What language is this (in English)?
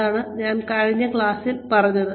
Malayalam